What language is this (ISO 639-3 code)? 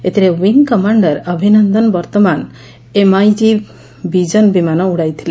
ori